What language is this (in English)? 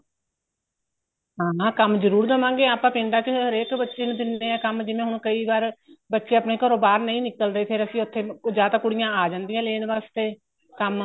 Punjabi